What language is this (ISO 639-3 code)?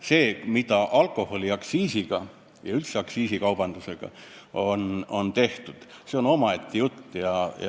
est